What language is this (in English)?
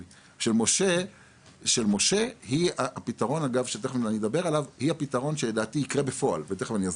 Hebrew